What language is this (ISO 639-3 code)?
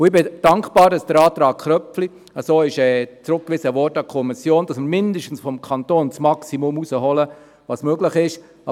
gsw